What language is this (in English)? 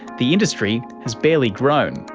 English